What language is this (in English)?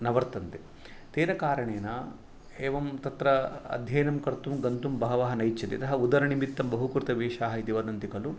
Sanskrit